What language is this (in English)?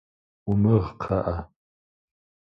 Kabardian